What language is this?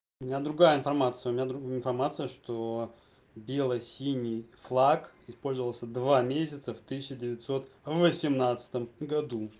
Russian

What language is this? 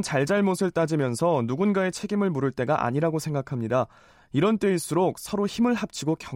Korean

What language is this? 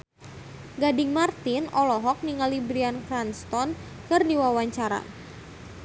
Sundanese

